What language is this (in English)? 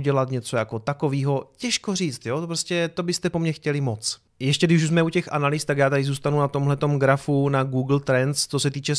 Czech